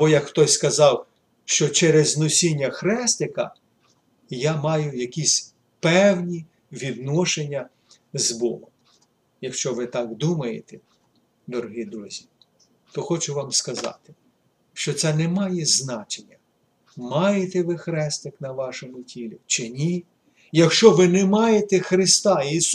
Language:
Ukrainian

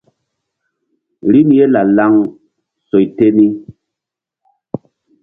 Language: Mbum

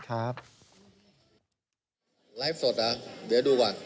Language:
Thai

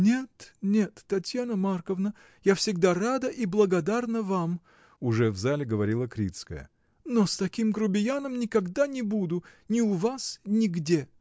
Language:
Russian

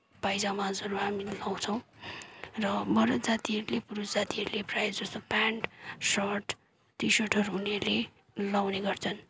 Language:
Nepali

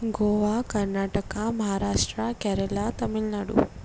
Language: Konkani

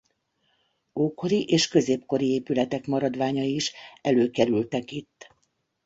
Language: Hungarian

